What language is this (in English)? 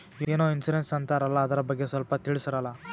Kannada